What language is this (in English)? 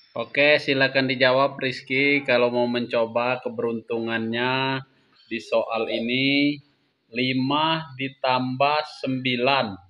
Indonesian